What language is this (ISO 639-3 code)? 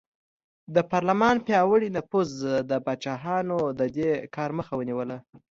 pus